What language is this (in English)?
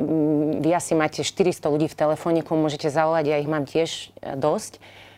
Slovak